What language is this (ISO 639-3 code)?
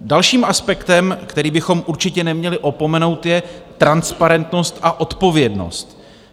ces